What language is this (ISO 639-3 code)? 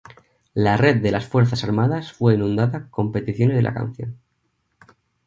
spa